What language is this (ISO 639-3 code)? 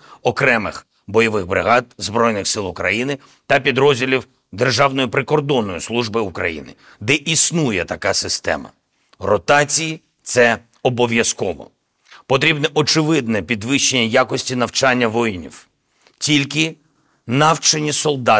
ukr